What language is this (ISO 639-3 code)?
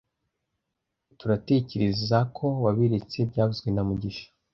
kin